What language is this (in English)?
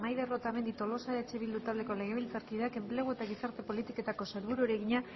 Basque